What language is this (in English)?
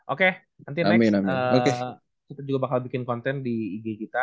Indonesian